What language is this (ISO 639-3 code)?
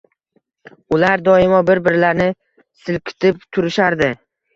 uzb